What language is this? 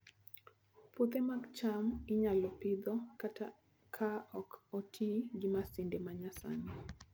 Luo (Kenya and Tanzania)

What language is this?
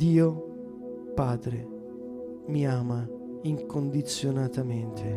Italian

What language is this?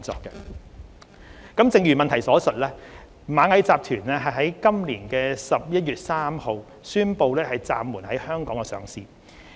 Cantonese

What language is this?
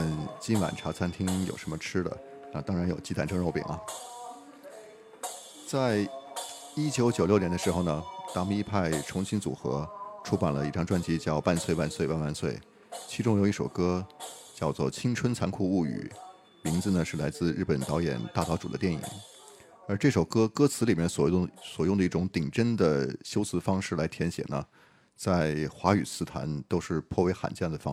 Chinese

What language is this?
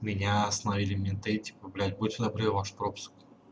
Russian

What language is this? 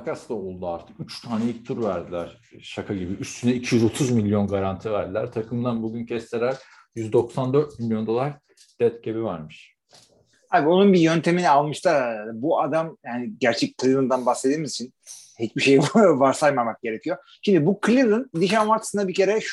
Turkish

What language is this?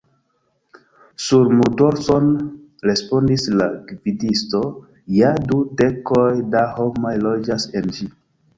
Esperanto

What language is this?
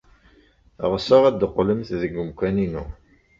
Kabyle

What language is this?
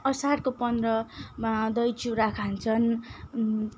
Nepali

